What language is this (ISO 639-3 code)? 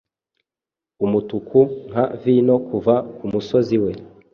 kin